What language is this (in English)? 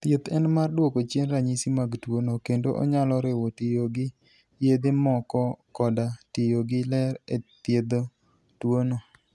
Luo (Kenya and Tanzania)